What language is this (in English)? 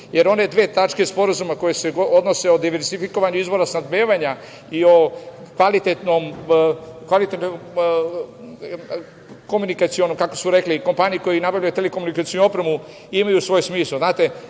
Serbian